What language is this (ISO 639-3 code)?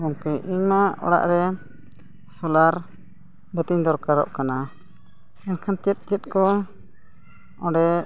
sat